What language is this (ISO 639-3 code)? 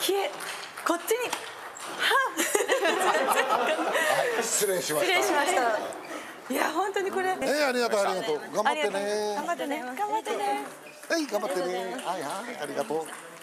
jpn